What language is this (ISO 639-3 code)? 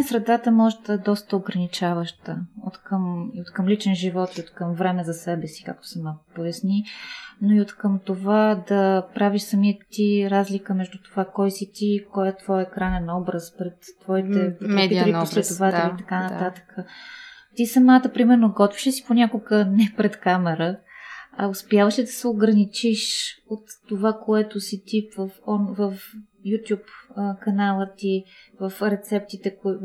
bul